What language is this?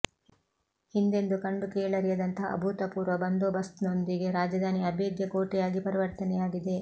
Kannada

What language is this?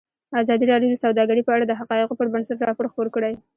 Pashto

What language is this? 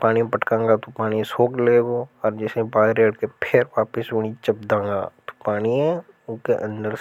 Hadothi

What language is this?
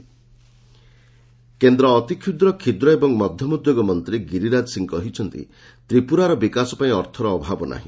Odia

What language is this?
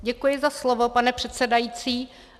Czech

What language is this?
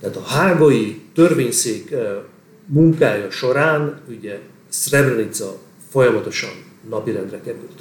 Hungarian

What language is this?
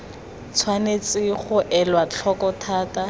Tswana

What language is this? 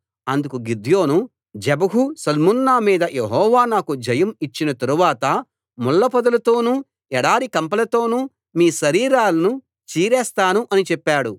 Telugu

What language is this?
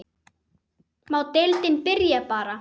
Icelandic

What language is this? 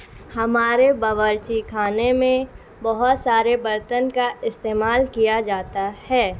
Urdu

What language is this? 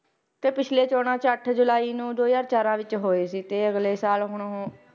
Punjabi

